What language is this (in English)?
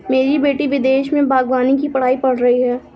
Hindi